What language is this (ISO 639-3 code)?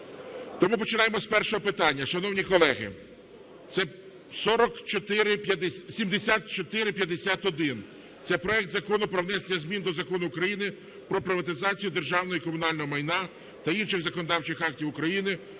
ukr